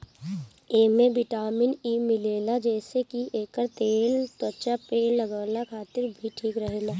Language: Bhojpuri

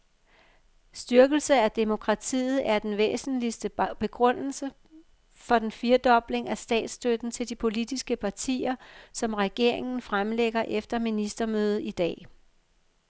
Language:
Danish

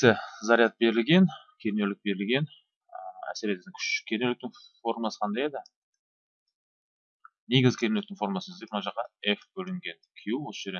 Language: Turkish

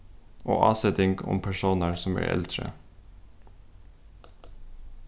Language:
Faroese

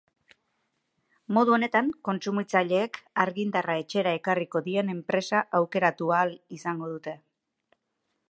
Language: Basque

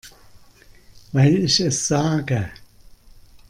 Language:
German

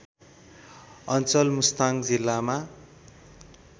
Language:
Nepali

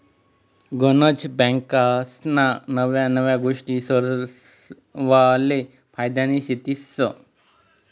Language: Marathi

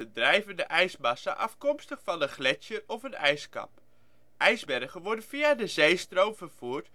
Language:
Dutch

